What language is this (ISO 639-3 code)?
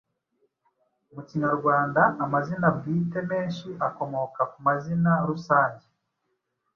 kin